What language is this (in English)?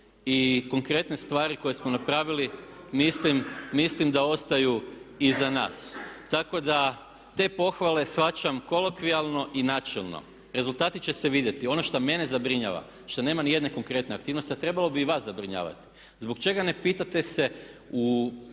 Croatian